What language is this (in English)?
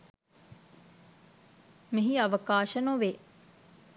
Sinhala